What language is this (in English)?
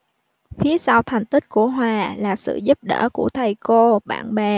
Vietnamese